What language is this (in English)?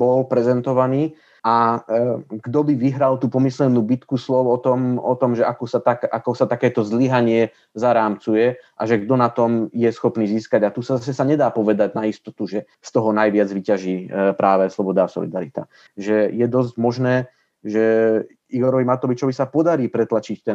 Slovak